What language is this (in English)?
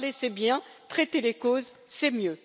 French